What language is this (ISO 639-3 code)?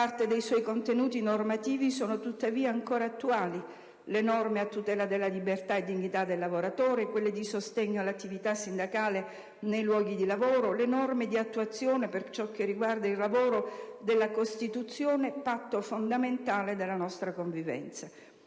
ita